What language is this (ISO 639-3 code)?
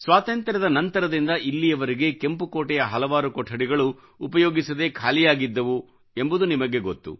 kan